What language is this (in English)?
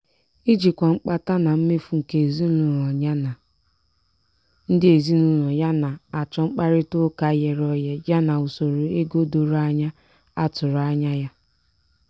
Igbo